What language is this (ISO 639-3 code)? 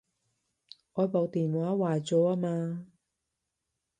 yue